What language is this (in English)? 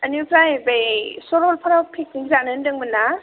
Bodo